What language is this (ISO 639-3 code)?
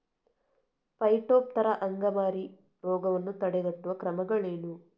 kan